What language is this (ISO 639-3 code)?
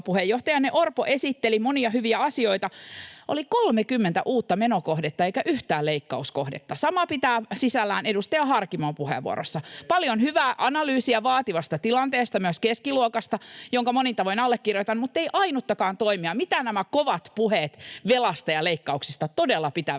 fin